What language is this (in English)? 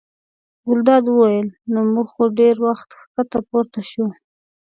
Pashto